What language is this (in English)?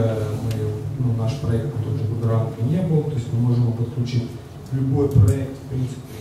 Russian